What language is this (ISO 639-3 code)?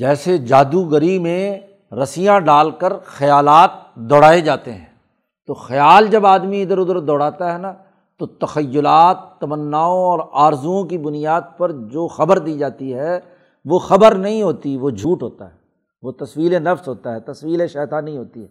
urd